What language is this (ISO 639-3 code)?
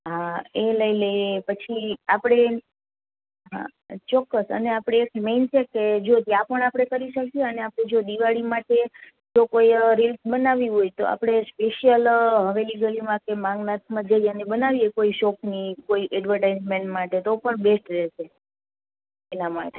guj